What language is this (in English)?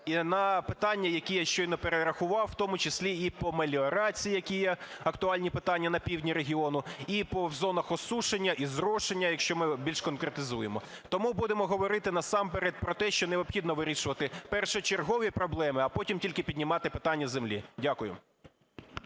Ukrainian